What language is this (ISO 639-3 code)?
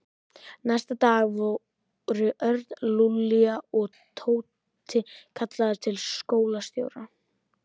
isl